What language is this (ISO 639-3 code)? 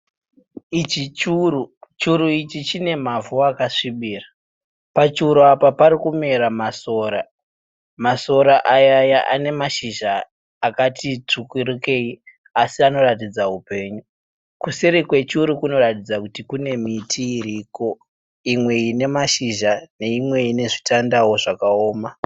sna